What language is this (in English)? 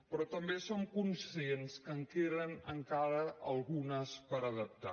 Catalan